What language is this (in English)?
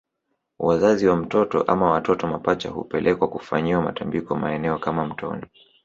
Swahili